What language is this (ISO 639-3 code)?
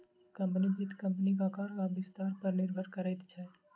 mai